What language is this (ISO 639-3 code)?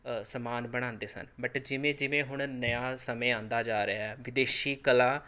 pan